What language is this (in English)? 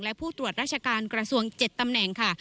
Thai